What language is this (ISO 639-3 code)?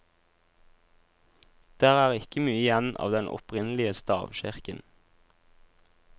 nor